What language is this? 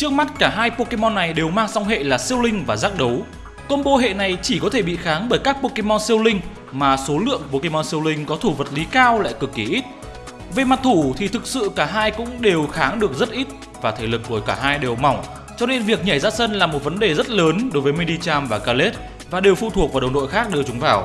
Vietnamese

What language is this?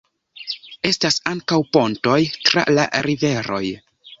Esperanto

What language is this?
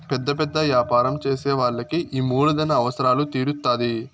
Telugu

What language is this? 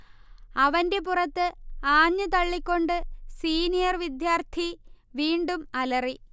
Malayalam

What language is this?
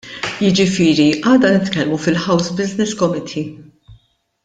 Maltese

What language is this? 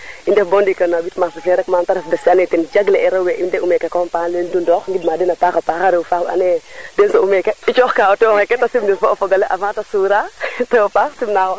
Serer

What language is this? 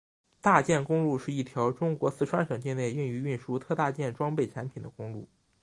Chinese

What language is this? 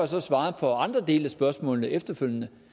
Danish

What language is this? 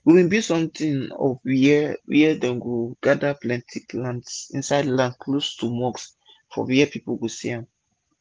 Nigerian Pidgin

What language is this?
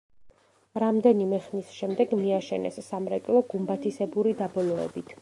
Georgian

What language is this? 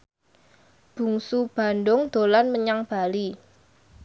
Javanese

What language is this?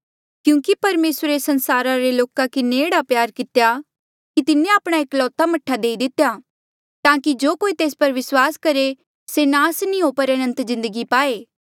Mandeali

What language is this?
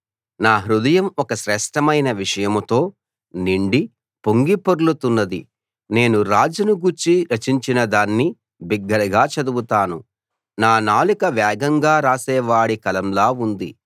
Telugu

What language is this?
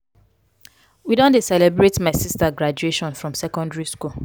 Nigerian Pidgin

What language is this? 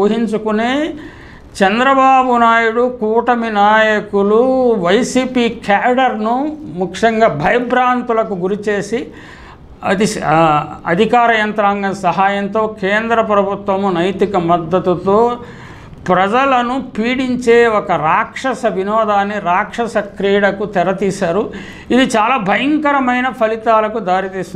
Telugu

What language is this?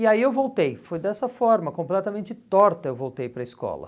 Portuguese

